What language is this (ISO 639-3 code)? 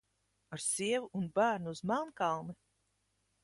lav